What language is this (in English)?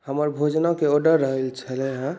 Maithili